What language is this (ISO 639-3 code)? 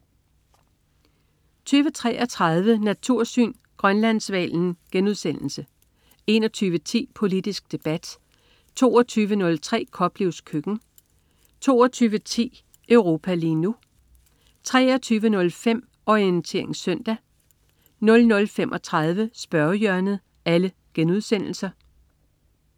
dan